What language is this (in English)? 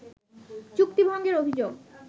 Bangla